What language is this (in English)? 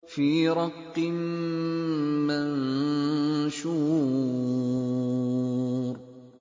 Arabic